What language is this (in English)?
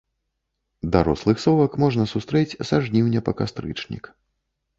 Belarusian